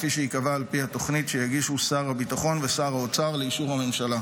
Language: Hebrew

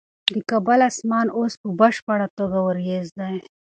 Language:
Pashto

